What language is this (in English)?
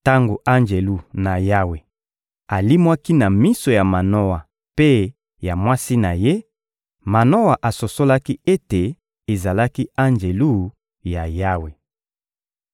Lingala